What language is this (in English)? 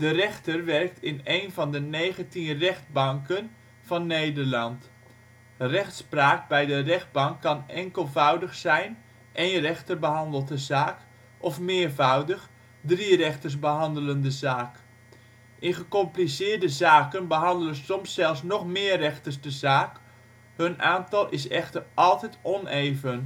Dutch